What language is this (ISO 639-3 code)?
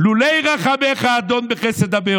heb